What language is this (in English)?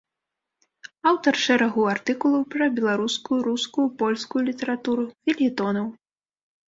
Belarusian